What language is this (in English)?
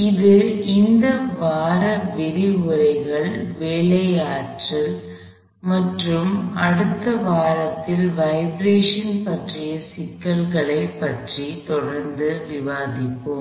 Tamil